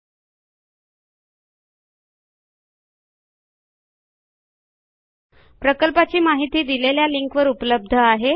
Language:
Marathi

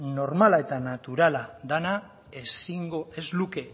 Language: Basque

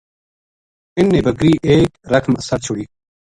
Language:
Gujari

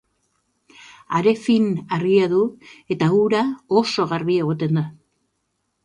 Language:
Basque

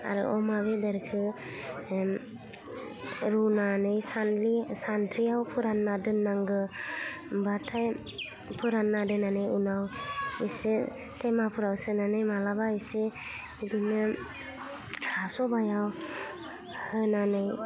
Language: Bodo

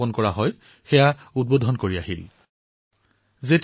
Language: Assamese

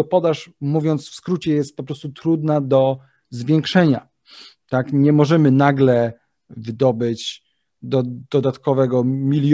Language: Polish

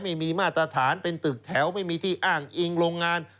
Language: Thai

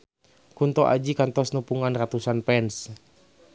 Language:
Sundanese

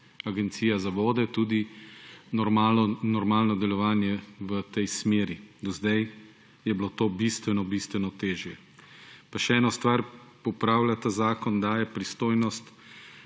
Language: Slovenian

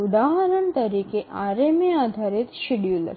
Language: Gujarati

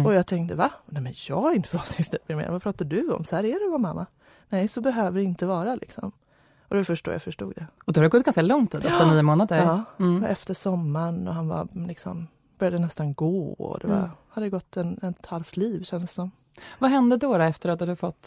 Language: Swedish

